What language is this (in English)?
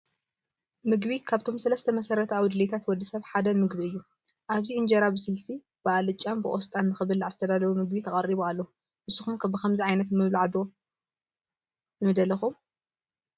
Tigrinya